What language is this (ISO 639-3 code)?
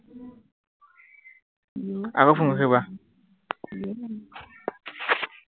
asm